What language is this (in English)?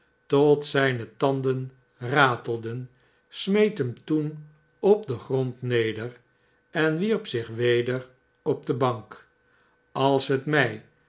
Dutch